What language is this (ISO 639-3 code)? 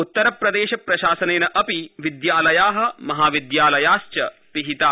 san